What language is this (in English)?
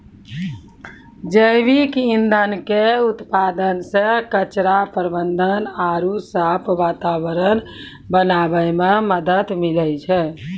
Maithili